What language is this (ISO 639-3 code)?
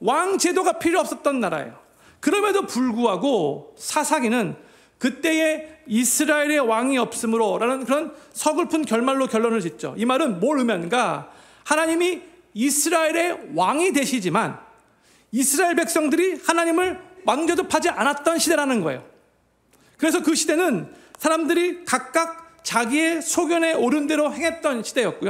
kor